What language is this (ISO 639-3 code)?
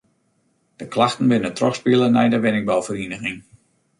fry